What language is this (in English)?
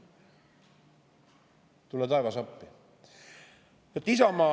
Estonian